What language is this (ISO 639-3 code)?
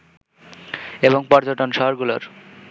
ben